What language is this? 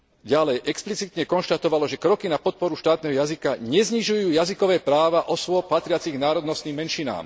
Slovak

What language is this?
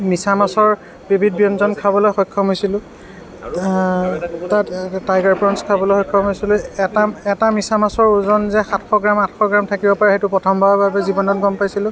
Assamese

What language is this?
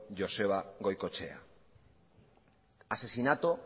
Basque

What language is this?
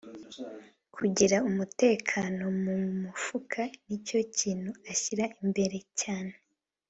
Kinyarwanda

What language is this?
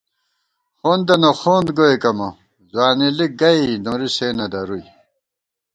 Gawar-Bati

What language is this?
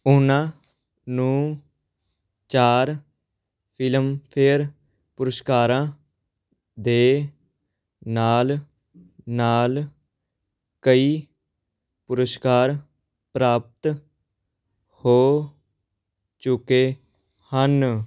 Punjabi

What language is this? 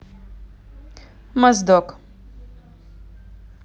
Russian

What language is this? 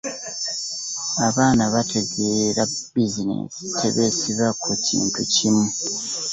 Ganda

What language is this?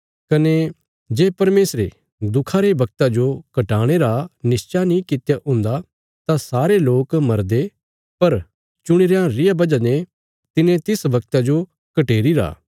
Bilaspuri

